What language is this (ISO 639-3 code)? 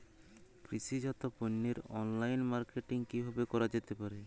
ben